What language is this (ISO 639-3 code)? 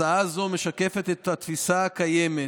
heb